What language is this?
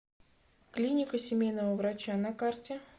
Russian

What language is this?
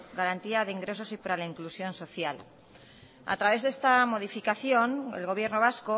Spanish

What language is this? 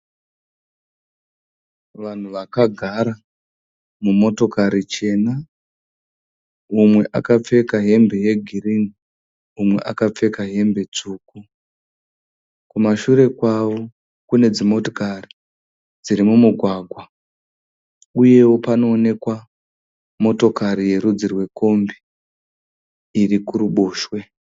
Shona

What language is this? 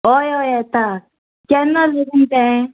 Konkani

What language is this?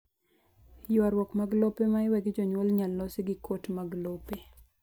Luo (Kenya and Tanzania)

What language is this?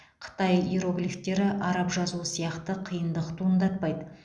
Kazakh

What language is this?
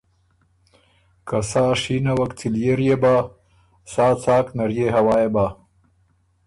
Ormuri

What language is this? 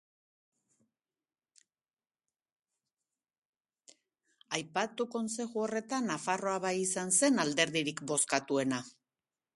Basque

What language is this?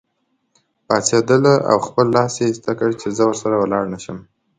Pashto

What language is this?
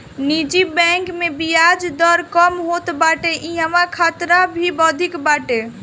Bhojpuri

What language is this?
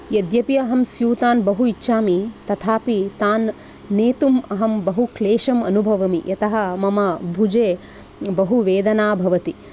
Sanskrit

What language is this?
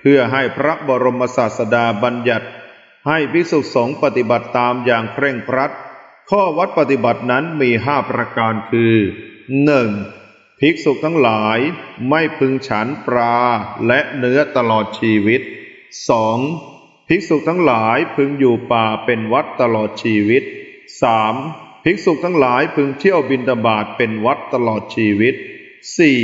Thai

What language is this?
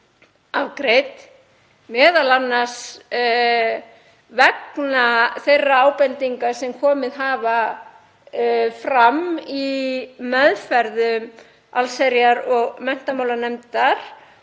Icelandic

